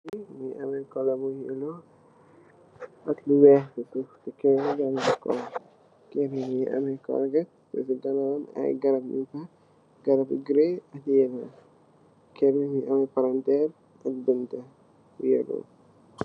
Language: Wolof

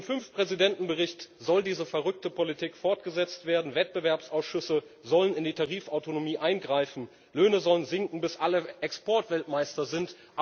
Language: German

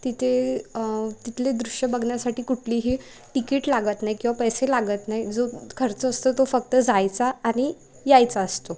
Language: Marathi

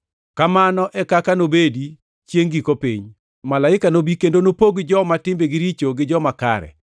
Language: Luo (Kenya and Tanzania)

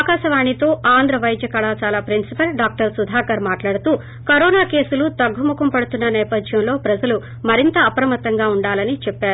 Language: Telugu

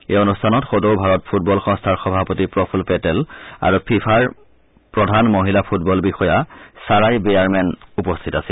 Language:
Assamese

